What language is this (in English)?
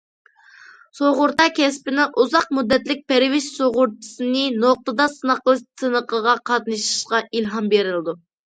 Uyghur